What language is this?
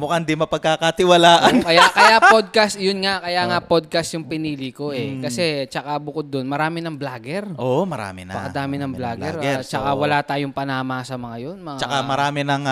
Filipino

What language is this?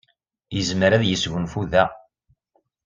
Kabyle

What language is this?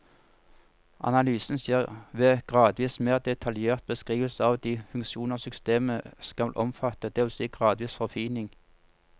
Norwegian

